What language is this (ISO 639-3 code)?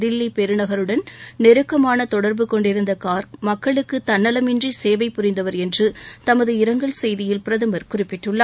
tam